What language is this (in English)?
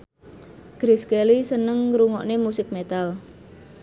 Javanese